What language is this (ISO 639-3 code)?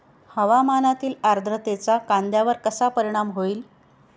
mar